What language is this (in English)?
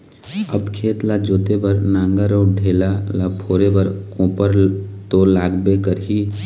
Chhattisgarhi